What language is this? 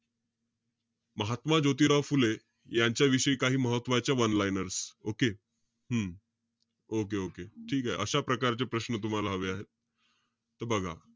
Marathi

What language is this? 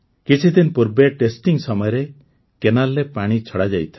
Odia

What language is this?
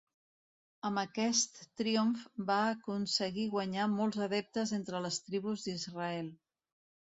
Catalan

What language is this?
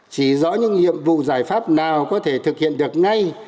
Vietnamese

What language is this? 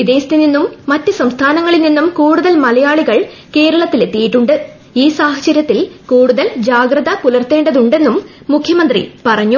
Malayalam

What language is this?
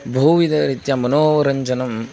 Sanskrit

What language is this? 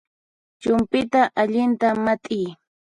Puno Quechua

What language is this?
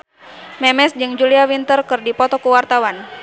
Sundanese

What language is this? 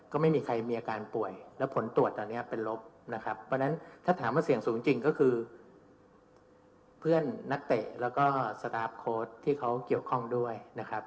Thai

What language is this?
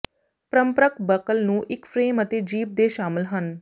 Punjabi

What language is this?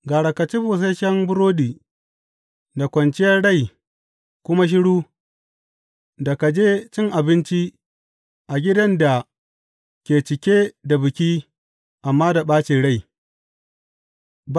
Hausa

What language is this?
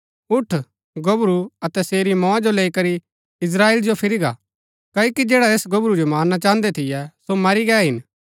Gaddi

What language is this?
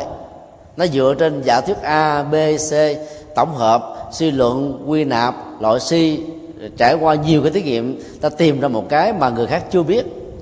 Vietnamese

